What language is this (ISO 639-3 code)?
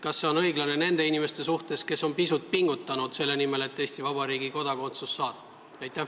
est